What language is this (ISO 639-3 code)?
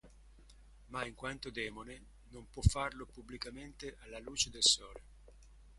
ita